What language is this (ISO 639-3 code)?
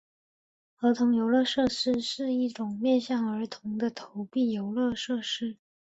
zho